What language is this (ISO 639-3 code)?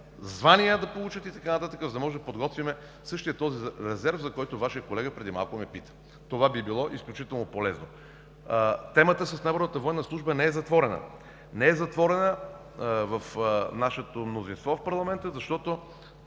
bul